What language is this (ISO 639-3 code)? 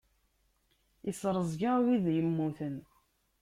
kab